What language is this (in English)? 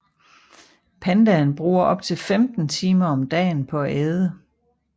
Danish